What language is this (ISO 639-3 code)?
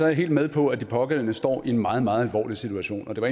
dan